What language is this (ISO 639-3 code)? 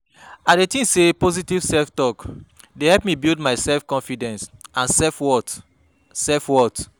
pcm